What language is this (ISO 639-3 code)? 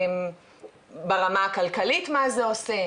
heb